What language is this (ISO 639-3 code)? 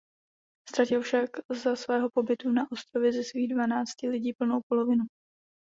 ces